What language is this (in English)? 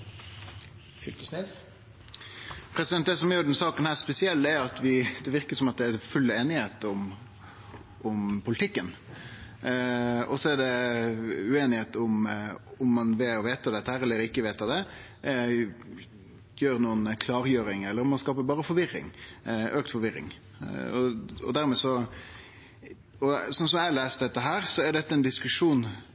Norwegian Nynorsk